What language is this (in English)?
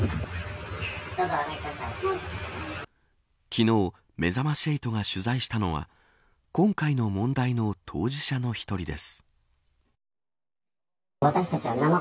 Japanese